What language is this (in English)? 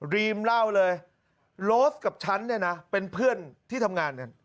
Thai